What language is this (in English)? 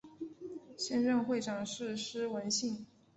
Chinese